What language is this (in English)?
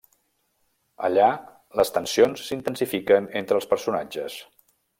Catalan